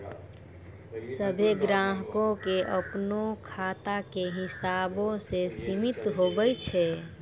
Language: Maithili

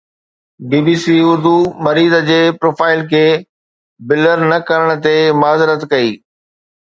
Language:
Sindhi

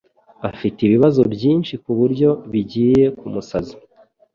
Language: Kinyarwanda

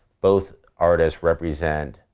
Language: English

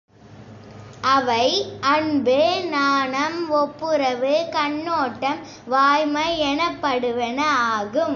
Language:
Tamil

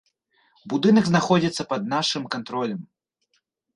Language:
Belarusian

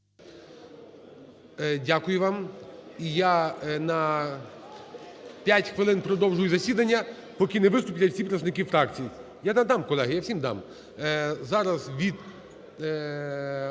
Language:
Ukrainian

